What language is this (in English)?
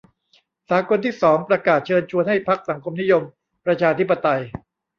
Thai